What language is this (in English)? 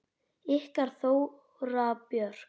Icelandic